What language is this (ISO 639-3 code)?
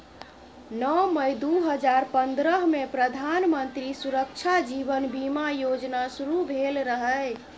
mai